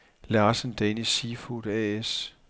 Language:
Danish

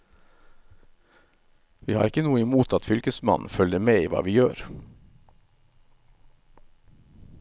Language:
Norwegian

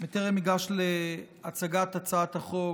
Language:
Hebrew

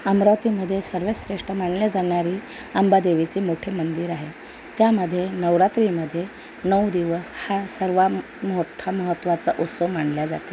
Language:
Marathi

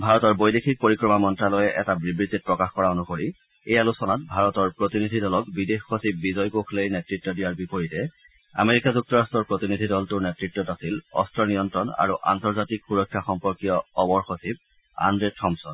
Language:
Assamese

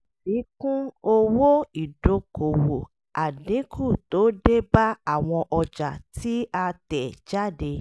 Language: Yoruba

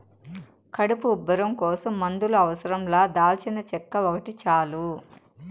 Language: Telugu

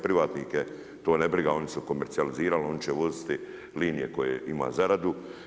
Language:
Croatian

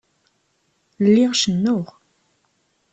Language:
Kabyle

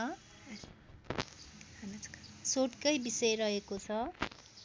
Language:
Nepali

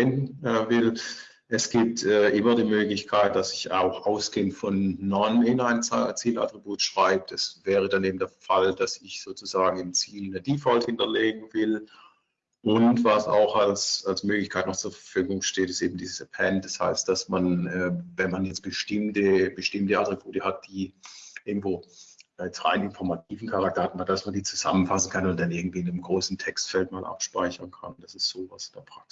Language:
German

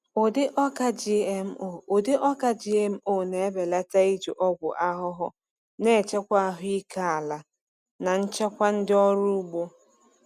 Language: Igbo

